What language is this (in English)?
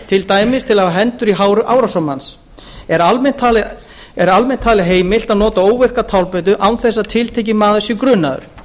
Icelandic